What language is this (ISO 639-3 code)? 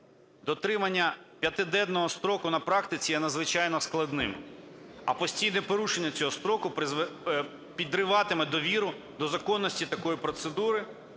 ukr